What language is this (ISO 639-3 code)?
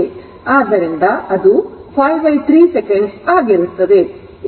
kan